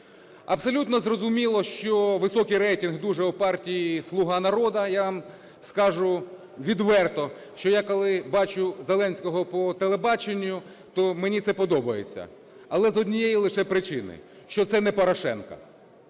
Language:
Ukrainian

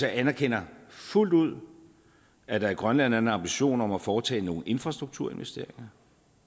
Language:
Danish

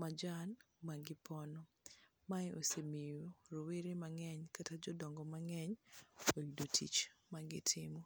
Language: Luo (Kenya and Tanzania)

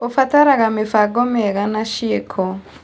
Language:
Kikuyu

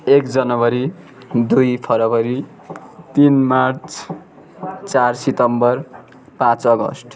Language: Nepali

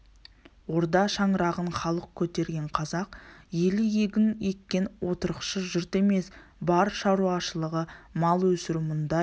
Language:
Kazakh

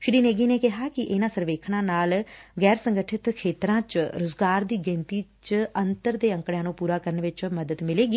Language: Punjabi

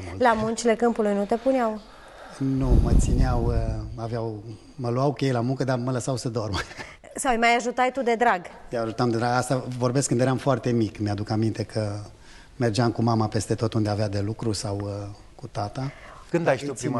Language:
Romanian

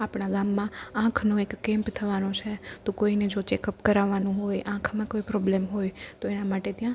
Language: Gujarati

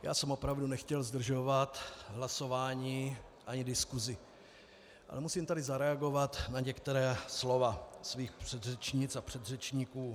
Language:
Czech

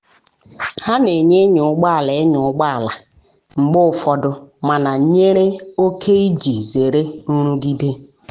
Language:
Igbo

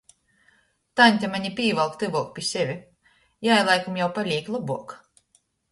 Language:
Latgalian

